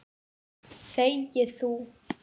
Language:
Icelandic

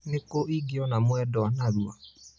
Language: Kikuyu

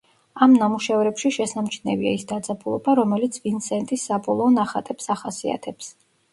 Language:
Georgian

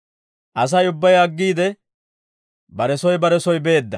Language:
Dawro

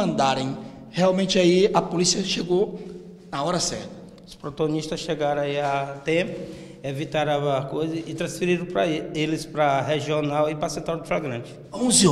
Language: Portuguese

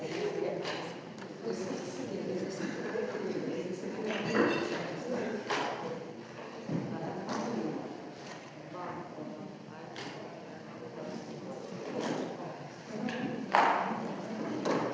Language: Slovenian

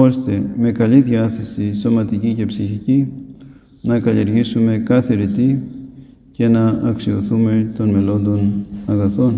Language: Greek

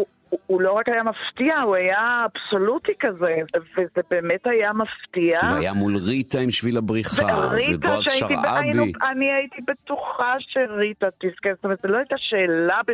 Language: Hebrew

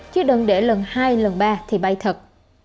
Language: Vietnamese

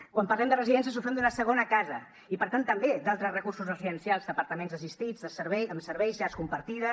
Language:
Catalan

